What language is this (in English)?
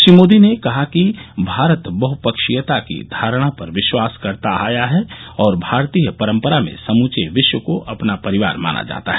Hindi